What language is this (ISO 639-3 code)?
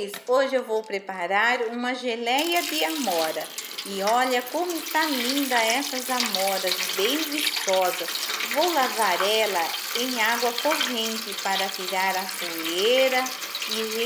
por